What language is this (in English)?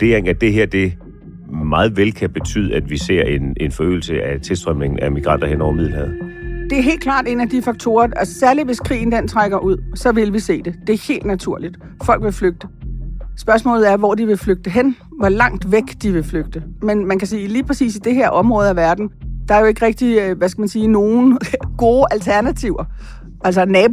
Danish